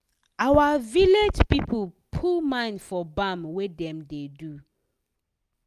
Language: Nigerian Pidgin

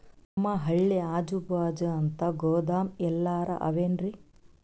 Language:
Kannada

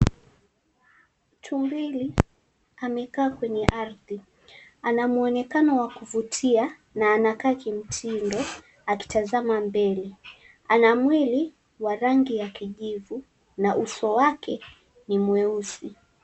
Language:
Swahili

